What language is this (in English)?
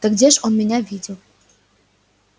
Russian